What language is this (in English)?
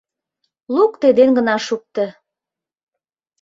Mari